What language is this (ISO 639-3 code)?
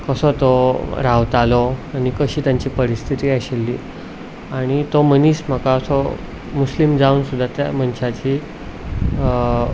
kok